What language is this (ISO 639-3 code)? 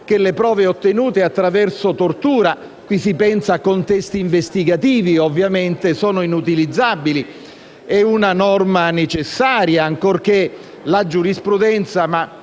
ita